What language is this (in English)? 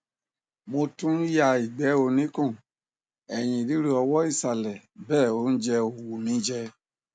Yoruba